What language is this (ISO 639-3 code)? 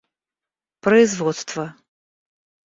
rus